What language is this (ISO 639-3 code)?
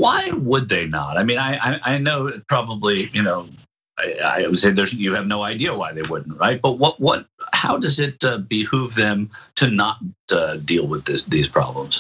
eng